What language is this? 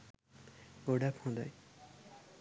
Sinhala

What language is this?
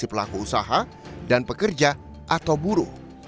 Indonesian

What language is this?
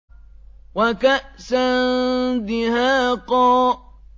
Arabic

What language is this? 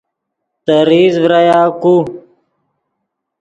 Yidgha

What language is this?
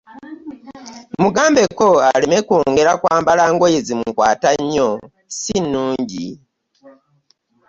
Ganda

